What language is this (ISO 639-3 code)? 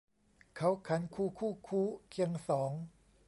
tha